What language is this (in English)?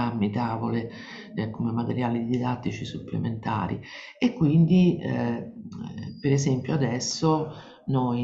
Italian